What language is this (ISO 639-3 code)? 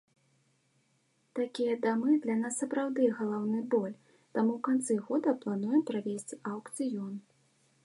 bel